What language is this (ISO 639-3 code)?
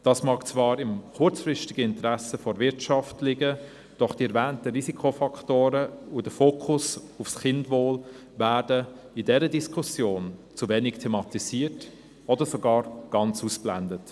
gsw